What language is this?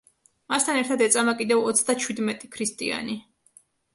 Georgian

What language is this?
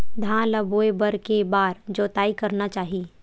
Chhattisgarhi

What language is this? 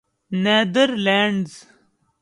Urdu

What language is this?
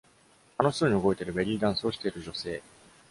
Japanese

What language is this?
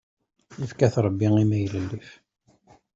Kabyle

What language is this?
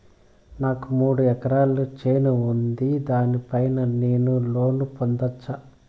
Telugu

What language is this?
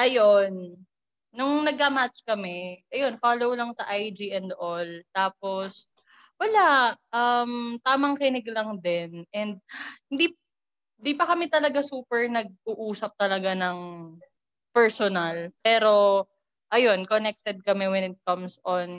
Filipino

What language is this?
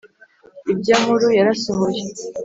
Kinyarwanda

